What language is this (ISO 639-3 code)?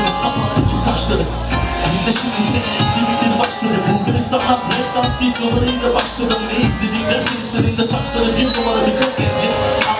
tur